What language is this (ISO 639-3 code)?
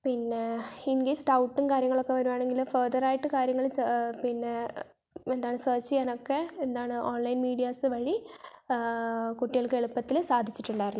mal